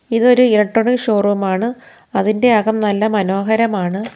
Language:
Malayalam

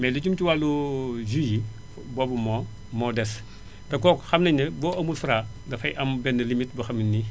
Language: Wolof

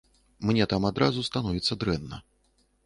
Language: Belarusian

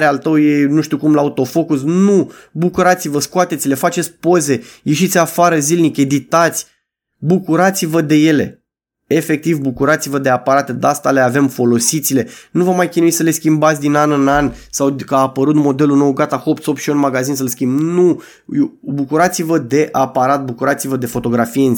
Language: Romanian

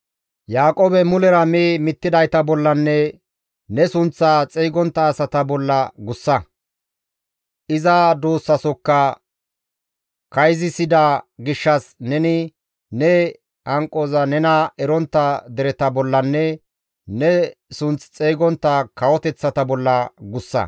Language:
Gamo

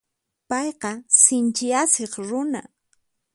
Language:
Puno Quechua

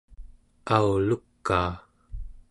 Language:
Central Yupik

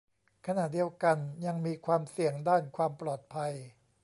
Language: Thai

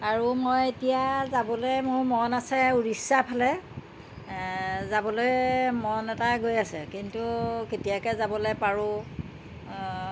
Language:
Assamese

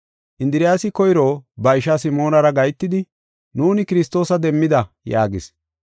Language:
Gofa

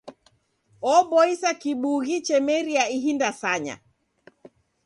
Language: Taita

